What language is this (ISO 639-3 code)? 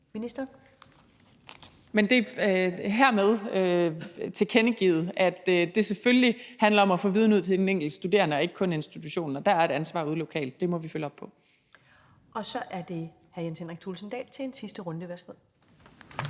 dan